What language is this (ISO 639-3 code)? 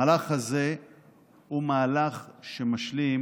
heb